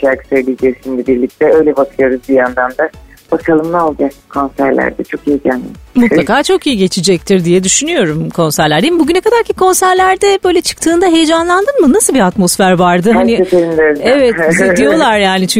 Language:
Turkish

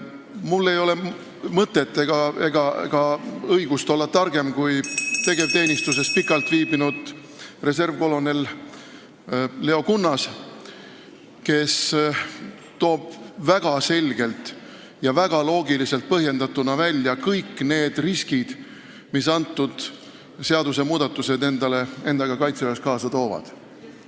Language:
Estonian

